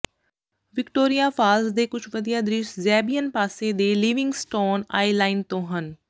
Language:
Punjabi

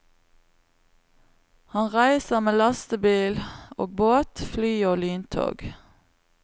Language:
Norwegian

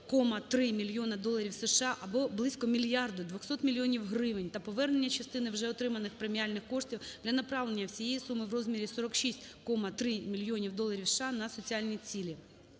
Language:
Ukrainian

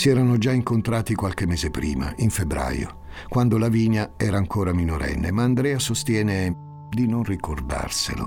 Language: Italian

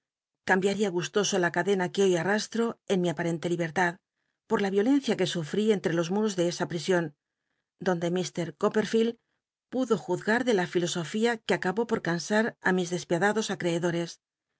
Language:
Spanish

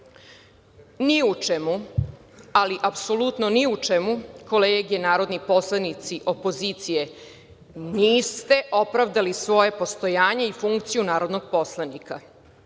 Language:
Serbian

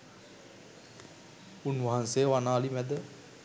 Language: Sinhala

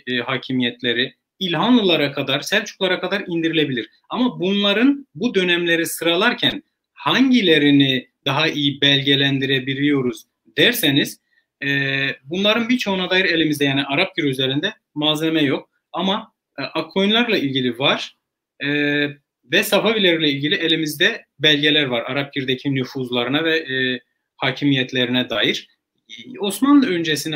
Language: Turkish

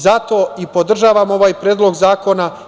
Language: Serbian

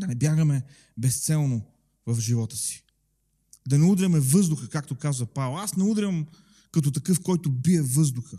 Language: Bulgarian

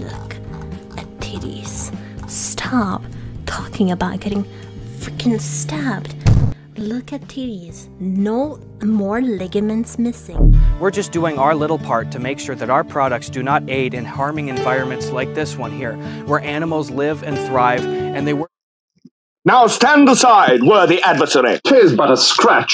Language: English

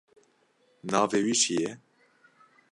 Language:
Kurdish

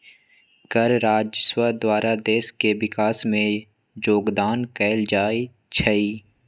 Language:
Magahi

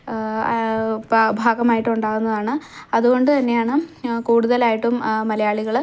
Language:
Malayalam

